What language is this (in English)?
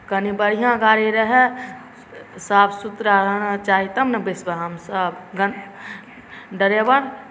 Maithili